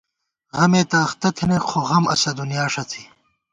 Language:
Gawar-Bati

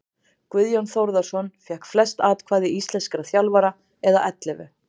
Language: Icelandic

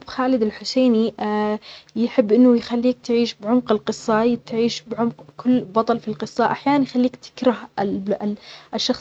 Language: Omani Arabic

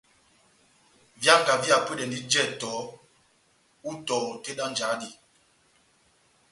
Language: Batanga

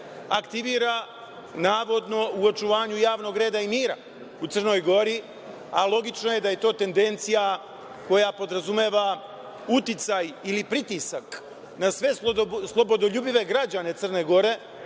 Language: Serbian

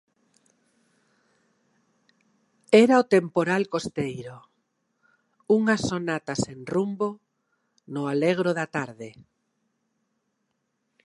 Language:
Galician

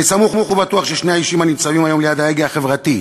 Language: Hebrew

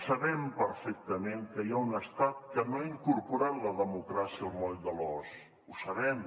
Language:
Catalan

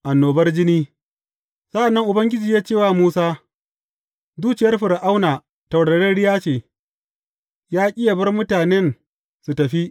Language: Hausa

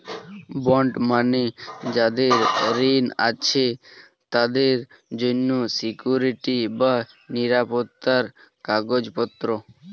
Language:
Bangla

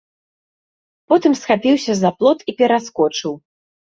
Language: Belarusian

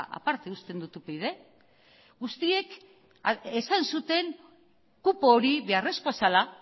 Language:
Basque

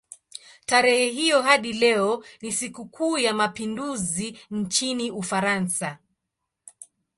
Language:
Swahili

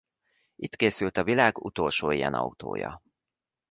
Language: Hungarian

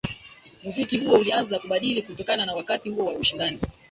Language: Swahili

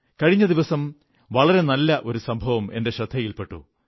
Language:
Malayalam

